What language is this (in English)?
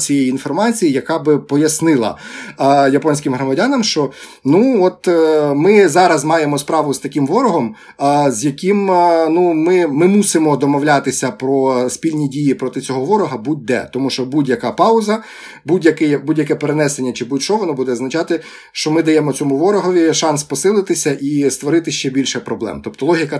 Ukrainian